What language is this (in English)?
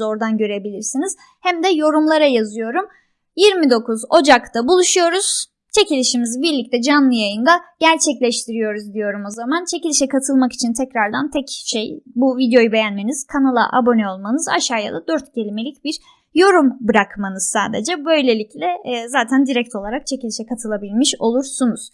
Turkish